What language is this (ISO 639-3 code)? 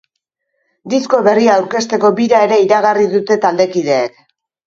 eus